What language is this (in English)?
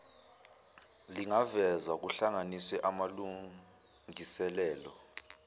Zulu